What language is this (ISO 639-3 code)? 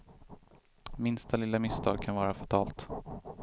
swe